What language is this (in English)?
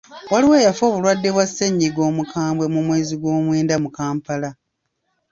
Ganda